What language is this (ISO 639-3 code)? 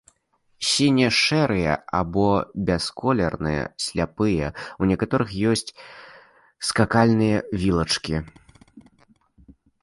bel